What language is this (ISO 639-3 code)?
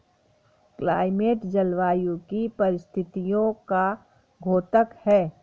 hin